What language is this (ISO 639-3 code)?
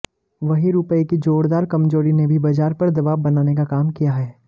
hin